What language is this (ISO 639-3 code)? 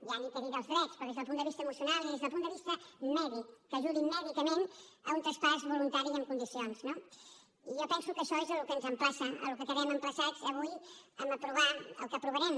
cat